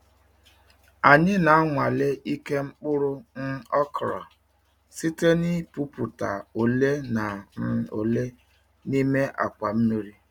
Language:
Igbo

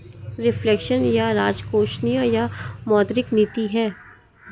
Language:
Hindi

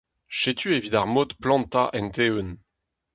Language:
Breton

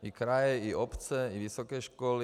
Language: Czech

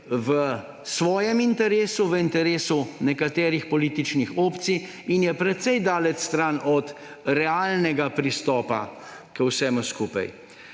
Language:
Slovenian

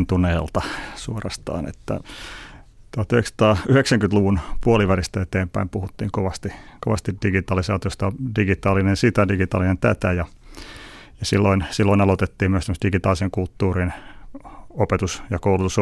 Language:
Finnish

